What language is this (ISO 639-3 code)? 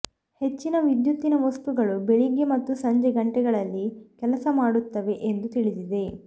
kan